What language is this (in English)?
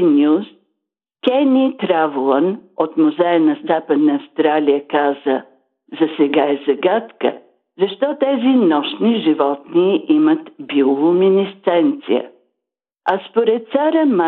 Bulgarian